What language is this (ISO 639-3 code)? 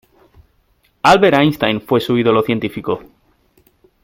spa